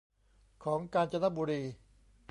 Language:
Thai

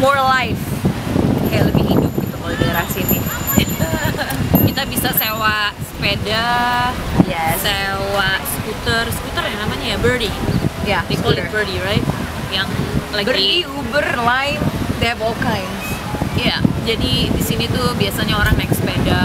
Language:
Indonesian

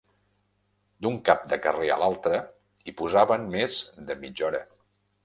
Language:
Catalan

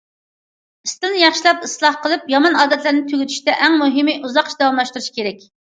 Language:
Uyghur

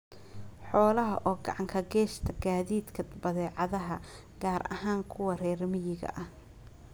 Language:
Somali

